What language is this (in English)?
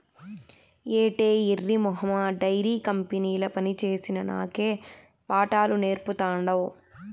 Telugu